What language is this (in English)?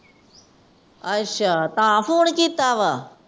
Punjabi